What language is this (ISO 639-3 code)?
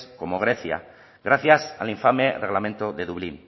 spa